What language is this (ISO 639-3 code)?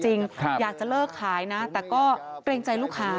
tha